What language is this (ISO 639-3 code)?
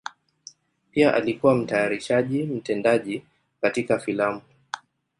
swa